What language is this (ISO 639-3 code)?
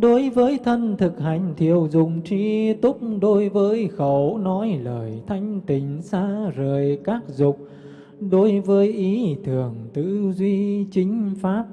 vie